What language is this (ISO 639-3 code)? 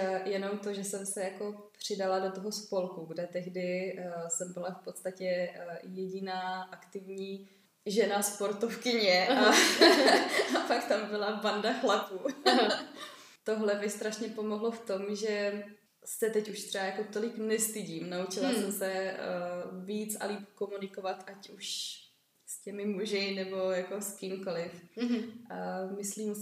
ces